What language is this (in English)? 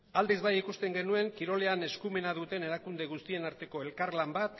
Basque